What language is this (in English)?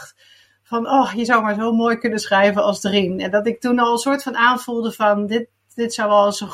Dutch